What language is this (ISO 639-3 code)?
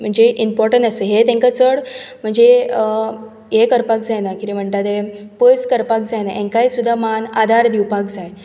kok